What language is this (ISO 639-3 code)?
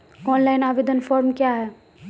mai